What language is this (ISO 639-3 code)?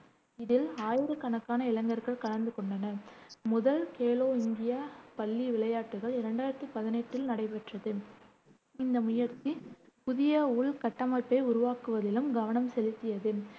tam